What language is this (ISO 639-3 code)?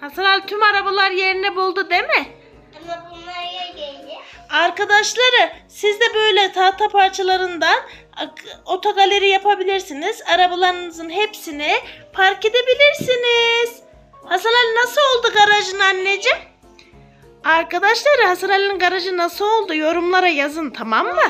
tur